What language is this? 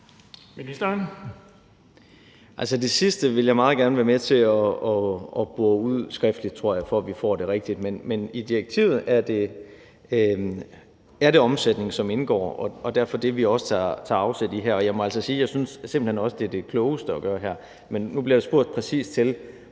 Danish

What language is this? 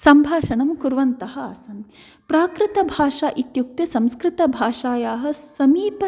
Sanskrit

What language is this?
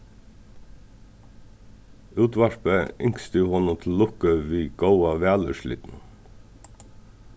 Faroese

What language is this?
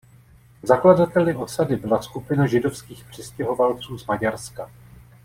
Czech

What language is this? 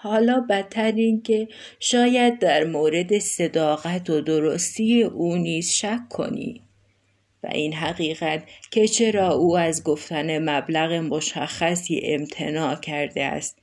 Persian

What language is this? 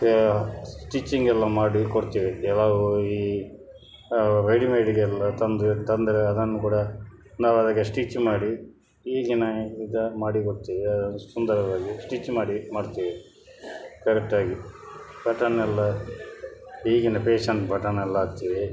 Kannada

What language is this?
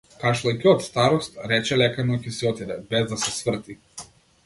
Macedonian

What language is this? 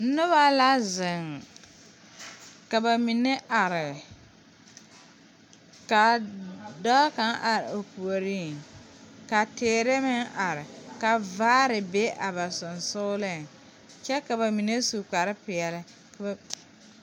Southern Dagaare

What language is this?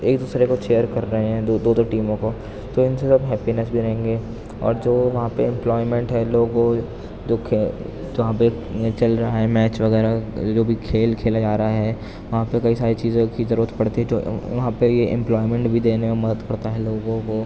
Urdu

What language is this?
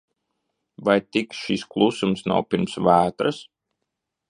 Latvian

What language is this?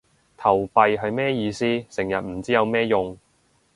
Cantonese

